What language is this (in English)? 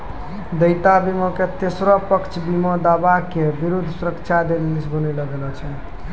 Maithili